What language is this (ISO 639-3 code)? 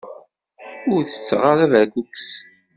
kab